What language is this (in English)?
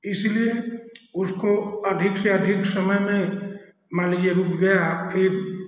Hindi